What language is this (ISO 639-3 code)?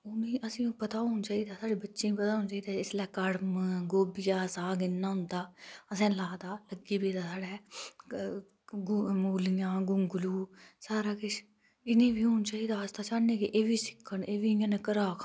doi